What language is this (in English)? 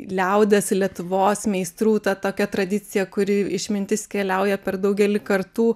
Lithuanian